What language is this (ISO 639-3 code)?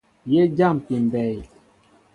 mbo